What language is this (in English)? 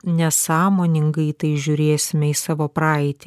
Lithuanian